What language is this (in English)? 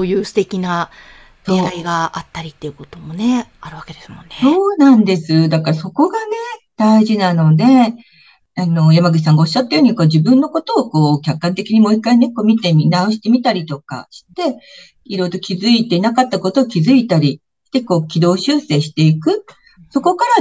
Japanese